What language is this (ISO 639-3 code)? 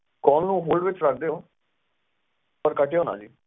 pan